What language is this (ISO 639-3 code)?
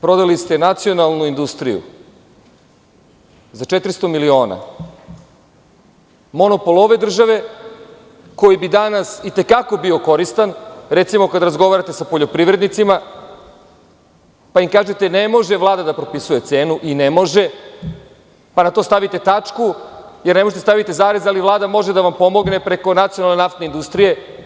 srp